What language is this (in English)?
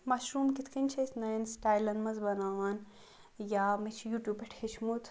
Kashmiri